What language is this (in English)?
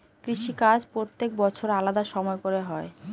Bangla